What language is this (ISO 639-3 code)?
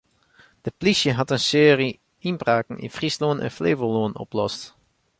fry